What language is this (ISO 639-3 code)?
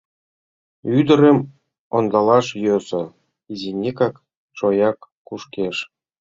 chm